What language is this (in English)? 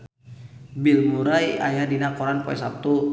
Sundanese